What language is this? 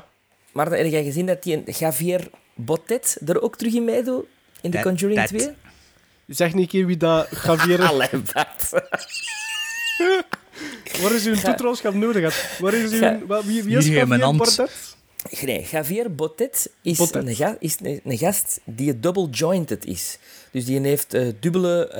Dutch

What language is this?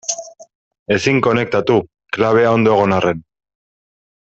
Basque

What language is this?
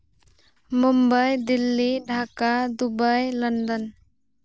Santali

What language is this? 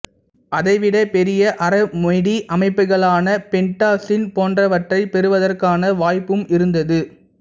Tamil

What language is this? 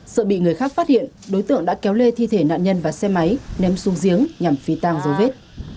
Vietnamese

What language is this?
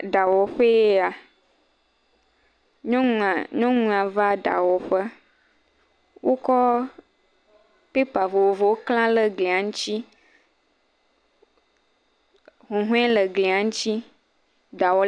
Ewe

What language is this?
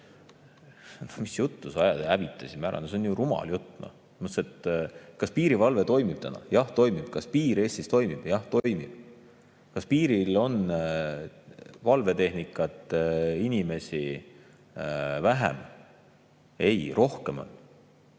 Estonian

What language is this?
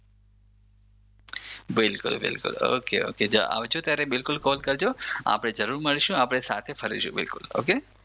Gujarati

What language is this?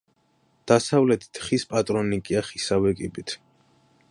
Georgian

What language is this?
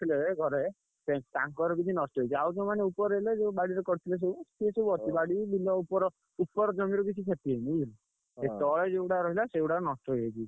Odia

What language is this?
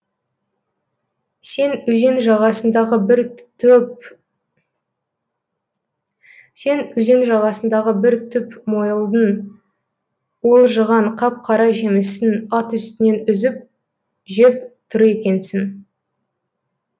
Kazakh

